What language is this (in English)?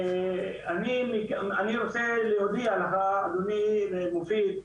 Hebrew